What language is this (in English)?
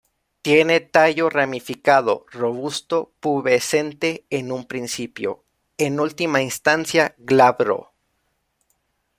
Spanish